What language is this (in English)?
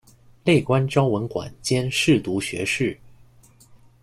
Chinese